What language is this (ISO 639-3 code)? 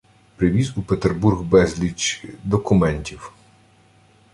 ukr